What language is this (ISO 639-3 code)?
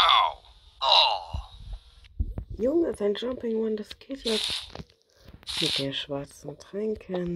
deu